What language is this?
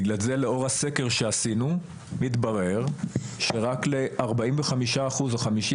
Hebrew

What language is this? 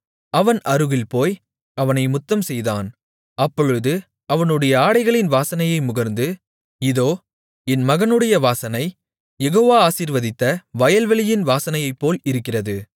Tamil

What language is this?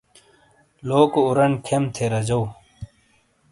Shina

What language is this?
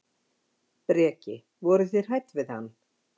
Icelandic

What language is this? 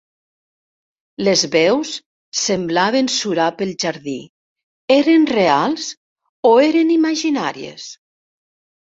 Catalan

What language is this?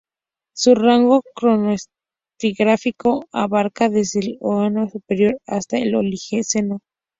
Spanish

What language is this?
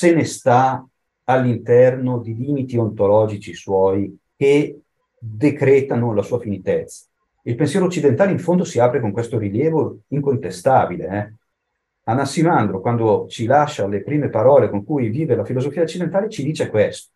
Italian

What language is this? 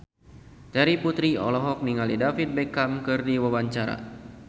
Sundanese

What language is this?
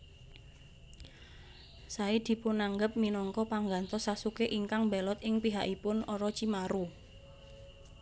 Javanese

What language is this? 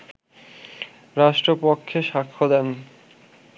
Bangla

